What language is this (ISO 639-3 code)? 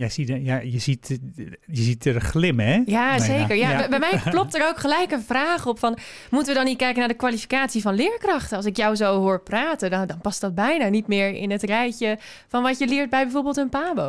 nld